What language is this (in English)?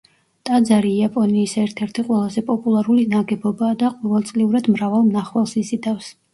Georgian